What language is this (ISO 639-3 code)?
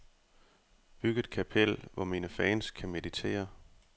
dan